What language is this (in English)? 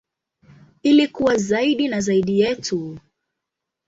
Swahili